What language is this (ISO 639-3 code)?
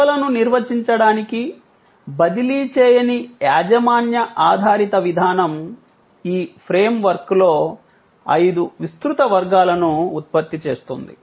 tel